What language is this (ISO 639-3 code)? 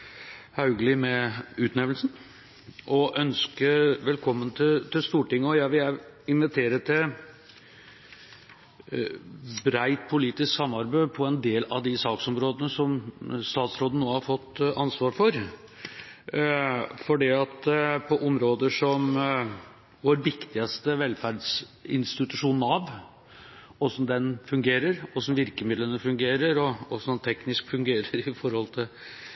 nob